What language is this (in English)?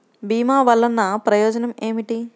Telugu